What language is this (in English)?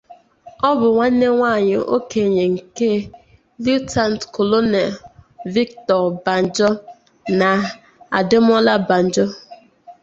Igbo